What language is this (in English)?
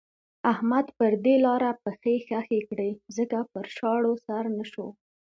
Pashto